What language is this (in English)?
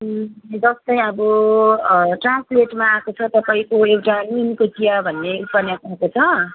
Nepali